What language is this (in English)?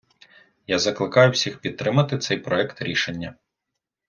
Ukrainian